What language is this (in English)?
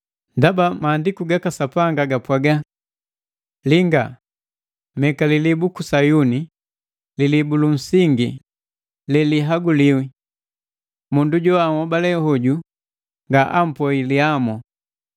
Matengo